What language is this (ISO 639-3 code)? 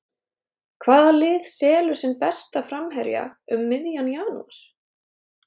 isl